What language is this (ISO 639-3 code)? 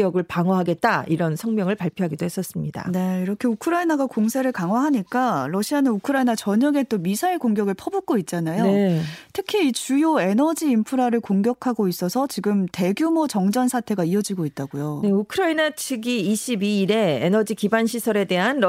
kor